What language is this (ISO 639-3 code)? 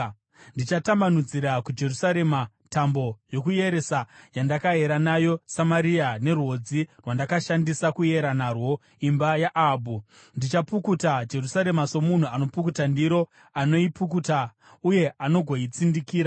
sna